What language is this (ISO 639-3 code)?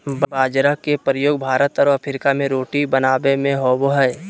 mag